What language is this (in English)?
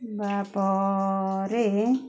Odia